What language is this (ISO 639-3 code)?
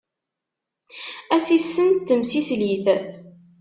kab